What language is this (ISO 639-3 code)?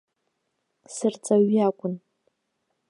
abk